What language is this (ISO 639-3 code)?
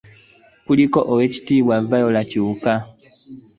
lug